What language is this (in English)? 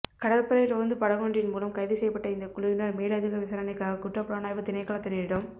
Tamil